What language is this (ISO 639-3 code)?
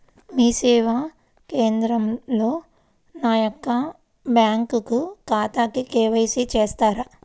tel